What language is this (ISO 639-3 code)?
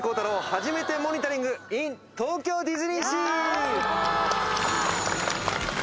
jpn